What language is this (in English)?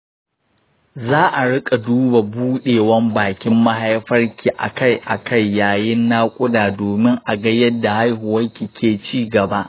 Hausa